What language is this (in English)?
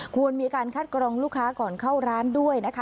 Thai